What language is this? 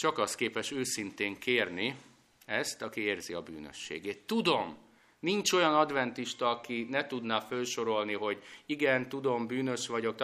Hungarian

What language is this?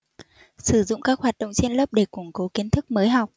Vietnamese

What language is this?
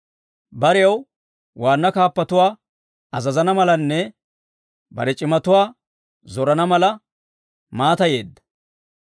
Dawro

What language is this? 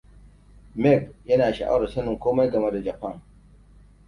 Hausa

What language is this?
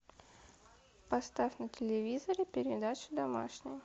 Russian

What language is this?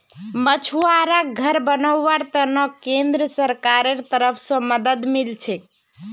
Magahi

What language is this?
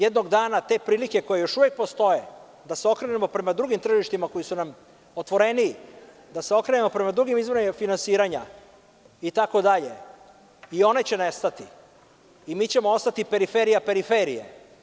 Serbian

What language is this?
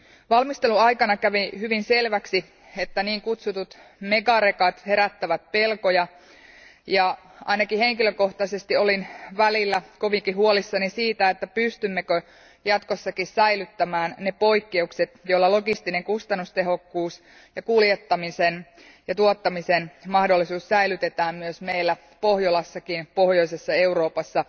Finnish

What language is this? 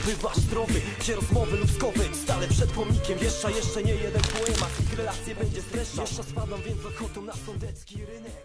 Polish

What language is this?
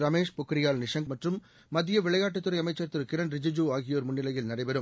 Tamil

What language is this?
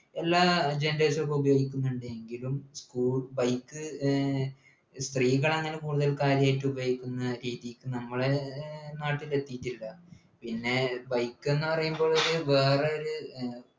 Malayalam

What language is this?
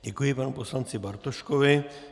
Czech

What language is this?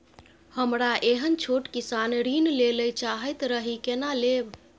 Maithili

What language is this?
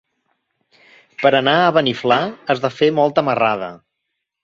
Catalan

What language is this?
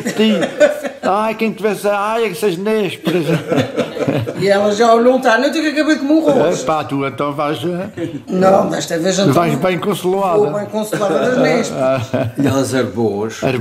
Portuguese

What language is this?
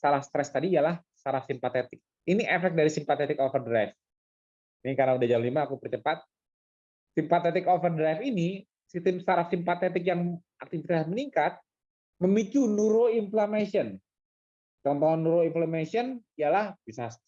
Indonesian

